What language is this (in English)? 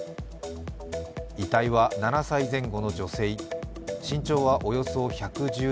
Japanese